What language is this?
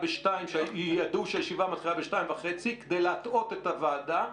Hebrew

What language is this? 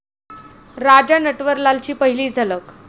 Marathi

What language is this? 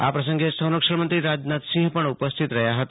Gujarati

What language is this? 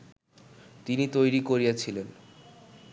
Bangla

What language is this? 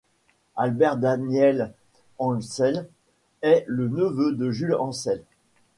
French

